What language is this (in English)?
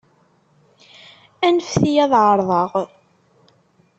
Kabyle